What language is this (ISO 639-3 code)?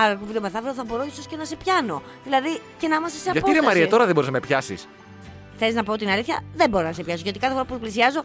ell